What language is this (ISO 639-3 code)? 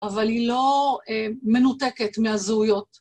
heb